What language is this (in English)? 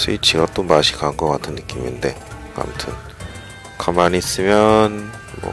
Korean